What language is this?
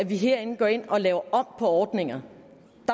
Danish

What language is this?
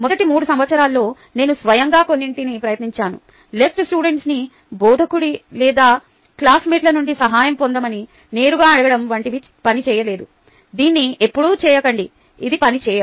Telugu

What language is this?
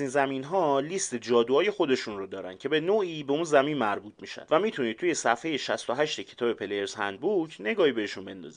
Persian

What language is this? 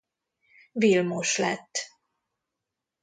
Hungarian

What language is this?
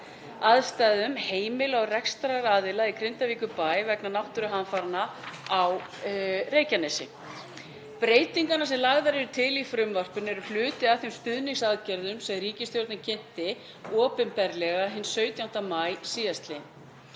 Icelandic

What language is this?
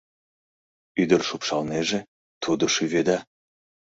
Mari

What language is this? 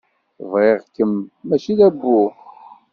Kabyle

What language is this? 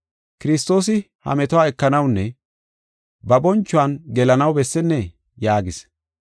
Gofa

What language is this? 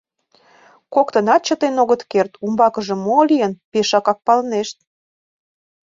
Mari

